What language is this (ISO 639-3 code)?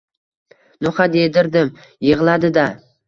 uzb